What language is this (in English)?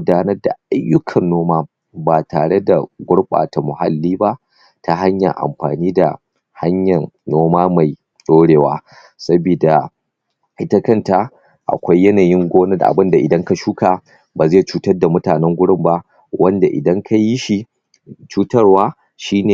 Hausa